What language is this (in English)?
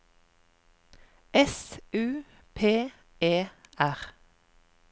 Norwegian